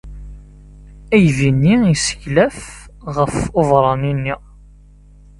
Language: Kabyle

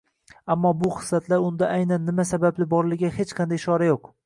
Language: Uzbek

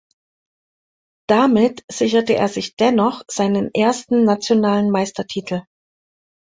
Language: German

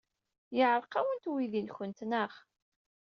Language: Kabyle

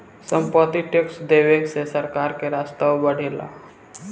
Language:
Bhojpuri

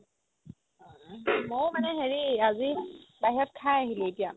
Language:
Assamese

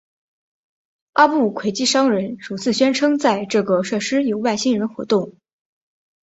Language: Chinese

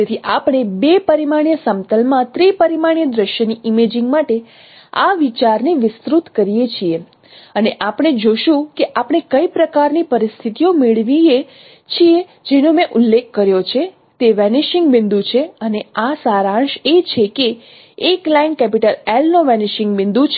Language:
Gujarati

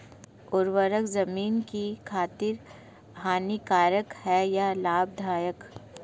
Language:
Hindi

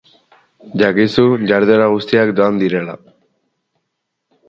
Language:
Basque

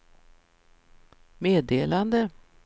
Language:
Swedish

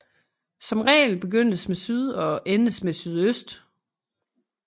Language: Danish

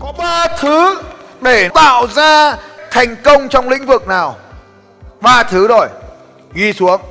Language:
Vietnamese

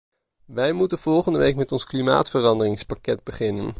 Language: Dutch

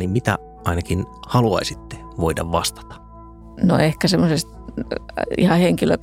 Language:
Finnish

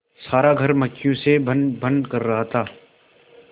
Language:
Hindi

